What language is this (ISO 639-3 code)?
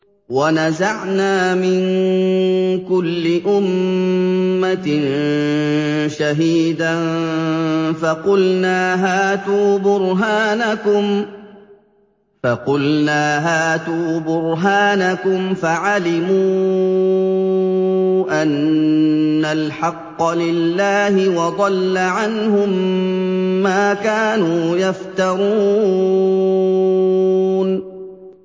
ara